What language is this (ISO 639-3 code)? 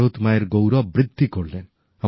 ben